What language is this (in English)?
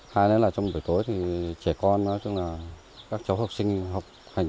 Vietnamese